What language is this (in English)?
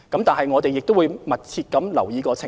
Cantonese